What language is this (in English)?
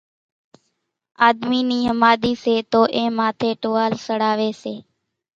Kachi Koli